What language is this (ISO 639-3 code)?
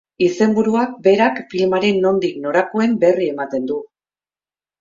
eus